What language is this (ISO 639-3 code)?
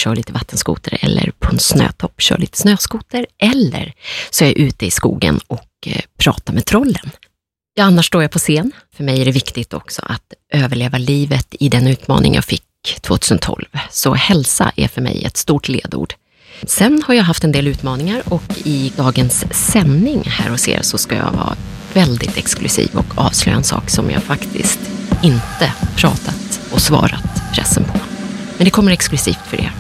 swe